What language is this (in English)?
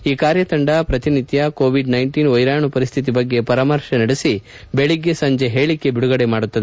Kannada